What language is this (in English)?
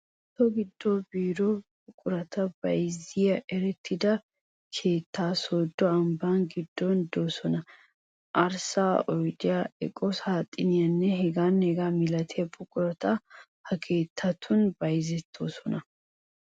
Wolaytta